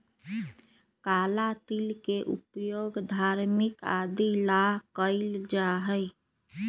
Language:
Magahi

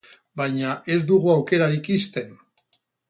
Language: Basque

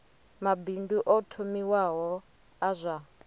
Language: Venda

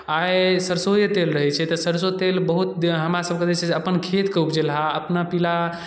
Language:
Maithili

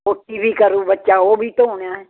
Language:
Punjabi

